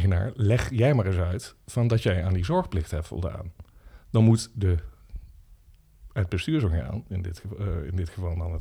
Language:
Dutch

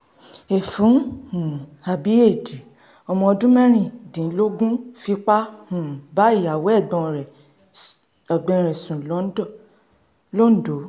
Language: Yoruba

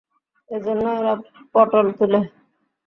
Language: Bangla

